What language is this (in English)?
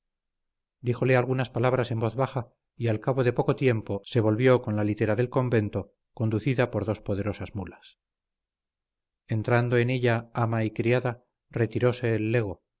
Spanish